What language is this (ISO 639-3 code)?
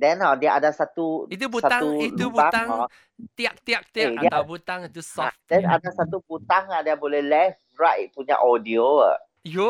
msa